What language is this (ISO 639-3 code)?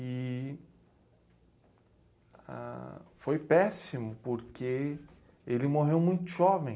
por